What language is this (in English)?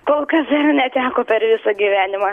Lithuanian